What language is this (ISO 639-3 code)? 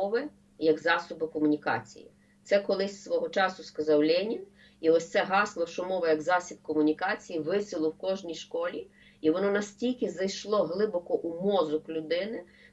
ukr